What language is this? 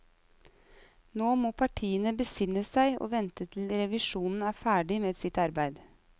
Norwegian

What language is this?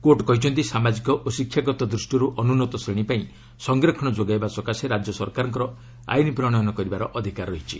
Odia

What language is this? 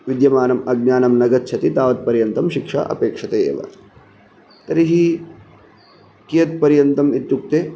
Sanskrit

